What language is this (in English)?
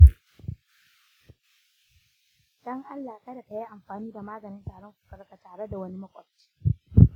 Hausa